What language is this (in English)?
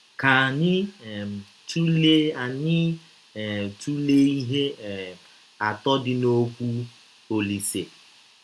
Igbo